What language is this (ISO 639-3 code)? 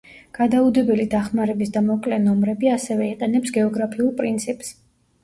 kat